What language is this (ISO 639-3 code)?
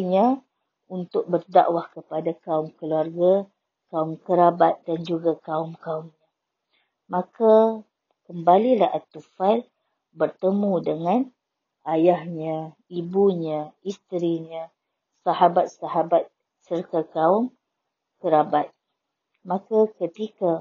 msa